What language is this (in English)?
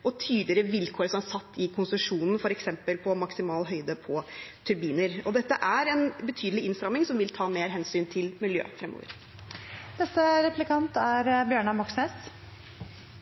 Norwegian Bokmål